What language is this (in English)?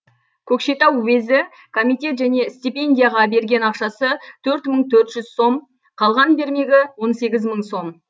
Kazakh